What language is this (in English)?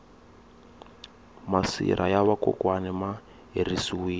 Tsonga